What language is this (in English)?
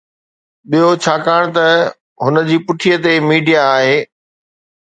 Sindhi